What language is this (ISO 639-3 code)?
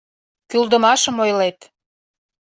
chm